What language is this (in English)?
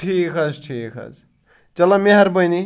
Kashmiri